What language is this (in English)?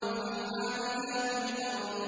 Arabic